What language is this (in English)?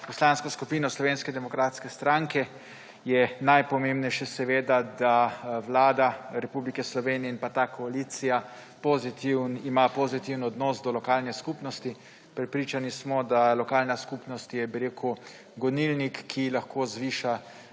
Slovenian